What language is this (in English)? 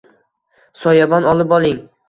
Uzbek